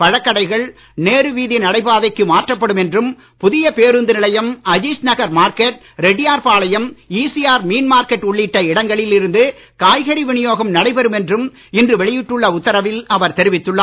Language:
Tamil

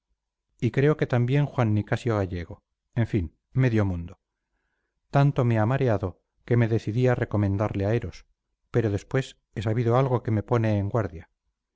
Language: Spanish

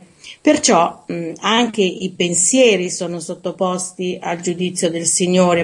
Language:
Italian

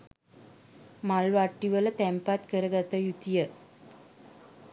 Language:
Sinhala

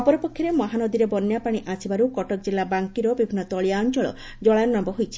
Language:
Odia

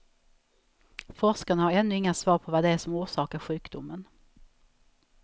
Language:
Swedish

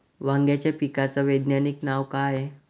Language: Marathi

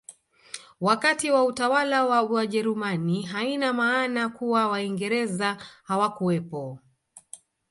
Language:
Swahili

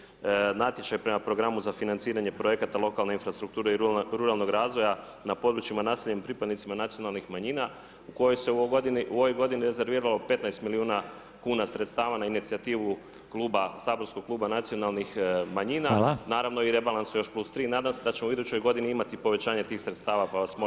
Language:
Croatian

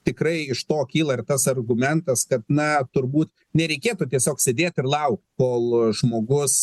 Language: Lithuanian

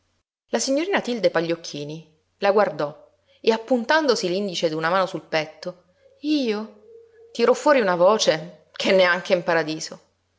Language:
Italian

